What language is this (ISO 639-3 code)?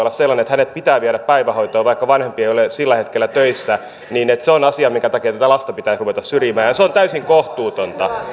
fin